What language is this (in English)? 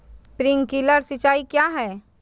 Magahi